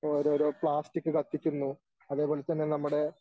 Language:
Malayalam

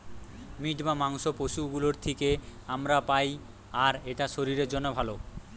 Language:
Bangla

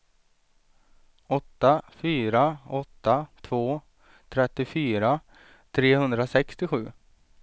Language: Swedish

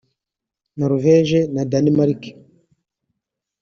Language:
Kinyarwanda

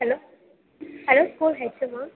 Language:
Tamil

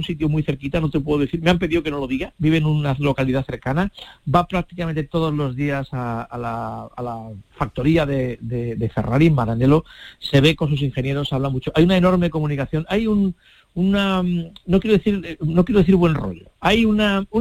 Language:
Spanish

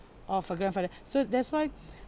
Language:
English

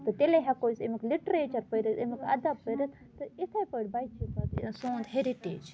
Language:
Kashmiri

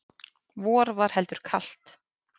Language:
Icelandic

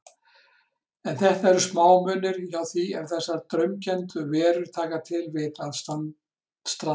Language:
Icelandic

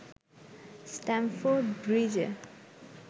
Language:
Bangla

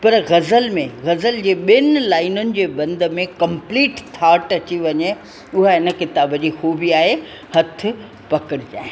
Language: Sindhi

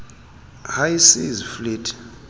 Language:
Xhosa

